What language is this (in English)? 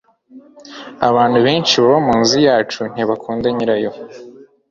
Kinyarwanda